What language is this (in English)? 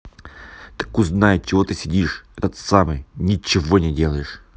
Russian